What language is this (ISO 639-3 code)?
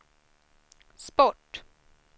swe